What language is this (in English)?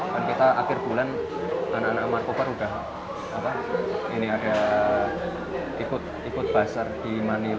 Indonesian